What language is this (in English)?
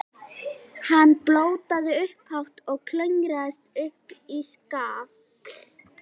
Icelandic